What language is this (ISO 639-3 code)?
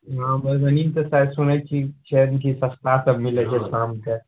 mai